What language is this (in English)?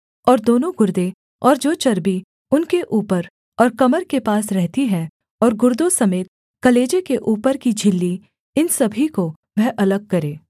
Hindi